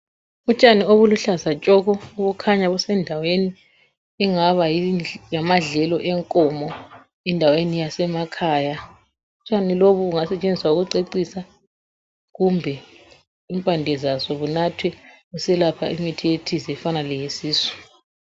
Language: North Ndebele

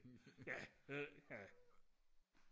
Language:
Danish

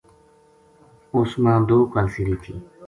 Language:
Gujari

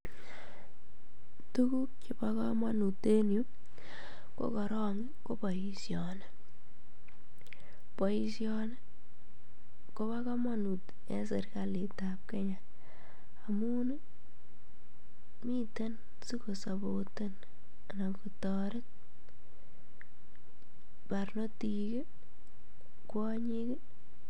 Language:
Kalenjin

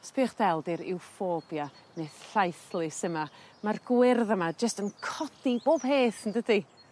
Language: Welsh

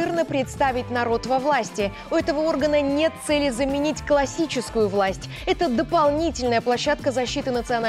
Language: Russian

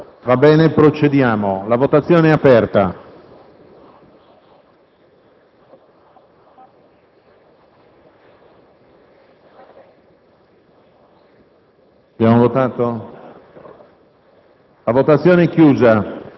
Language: Italian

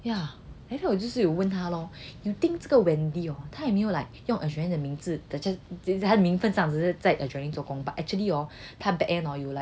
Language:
English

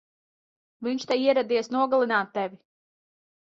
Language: Latvian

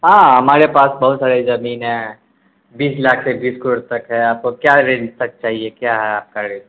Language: Urdu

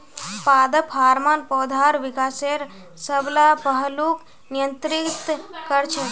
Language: Magahi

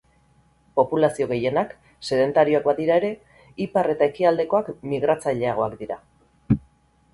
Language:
Basque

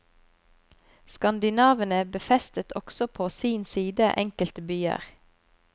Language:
Norwegian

